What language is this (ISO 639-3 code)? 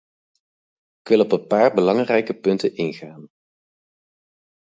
nld